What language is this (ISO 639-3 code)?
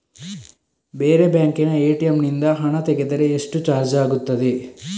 kan